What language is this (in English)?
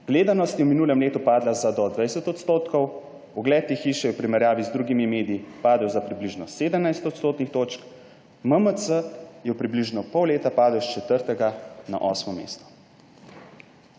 Slovenian